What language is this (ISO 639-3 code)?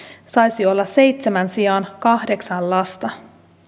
fin